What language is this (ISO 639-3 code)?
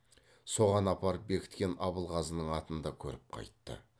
kaz